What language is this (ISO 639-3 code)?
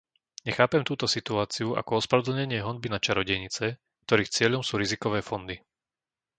slk